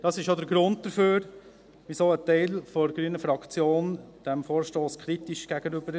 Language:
Swiss German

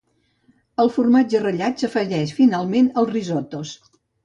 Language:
Catalan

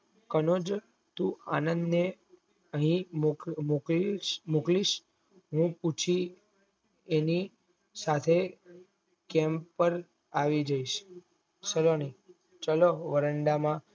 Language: Gujarati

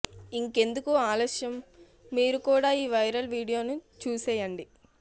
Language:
Telugu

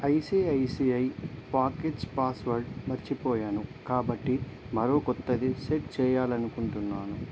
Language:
Telugu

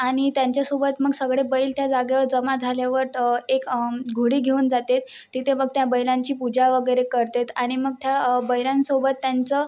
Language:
Marathi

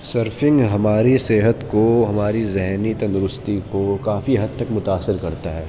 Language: Urdu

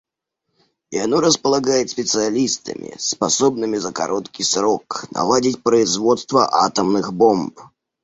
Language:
Russian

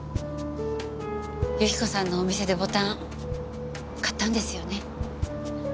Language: Japanese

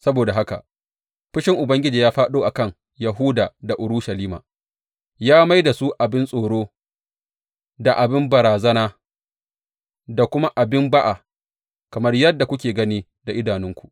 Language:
Hausa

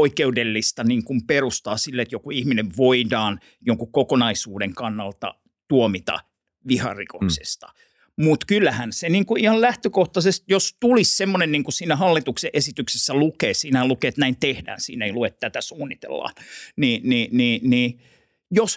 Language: Finnish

